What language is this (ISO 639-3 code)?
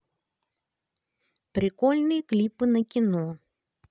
rus